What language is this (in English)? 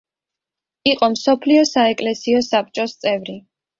Georgian